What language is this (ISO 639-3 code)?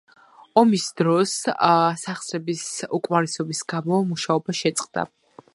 kat